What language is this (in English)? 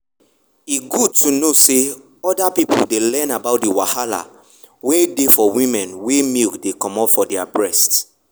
Nigerian Pidgin